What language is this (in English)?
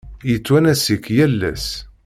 Kabyle